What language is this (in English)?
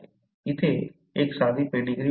Marathi